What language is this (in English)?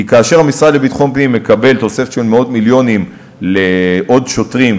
Hebrew